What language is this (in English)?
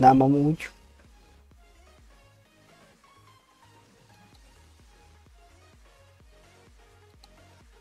Hungarian